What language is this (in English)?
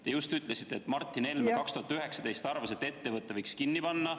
Estonian